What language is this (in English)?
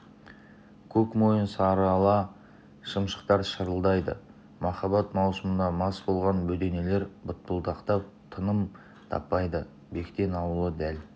Kazakh